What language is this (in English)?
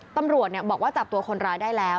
Thai